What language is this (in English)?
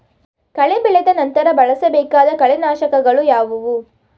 Kannada